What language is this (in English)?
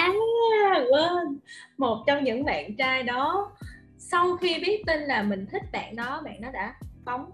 Vietnamese